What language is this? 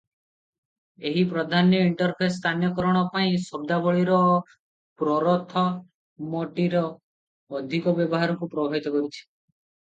Odia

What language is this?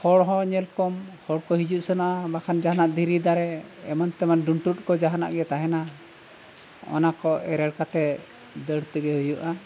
Santali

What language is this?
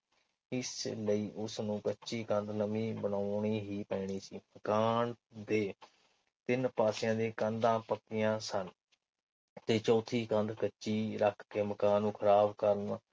Punjabi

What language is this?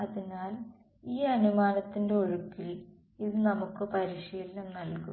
Malayalam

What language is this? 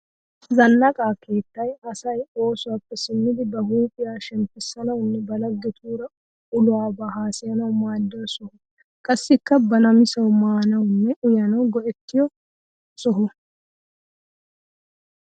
Wolaytta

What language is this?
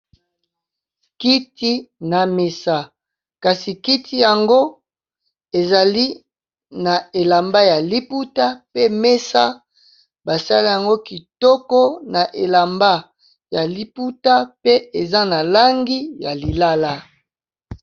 Lingala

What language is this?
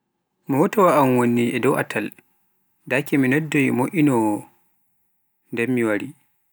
Pular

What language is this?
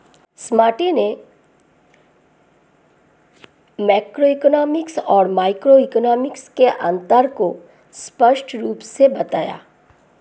Hindi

